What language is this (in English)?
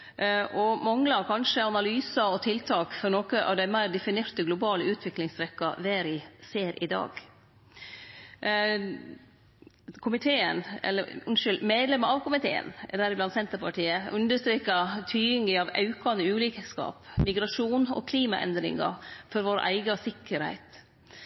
Norwegian Nynorsk